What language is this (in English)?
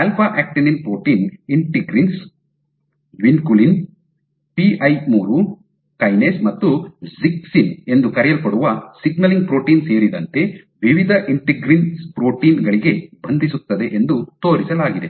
Kannada